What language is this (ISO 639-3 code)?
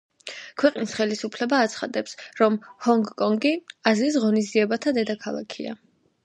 kat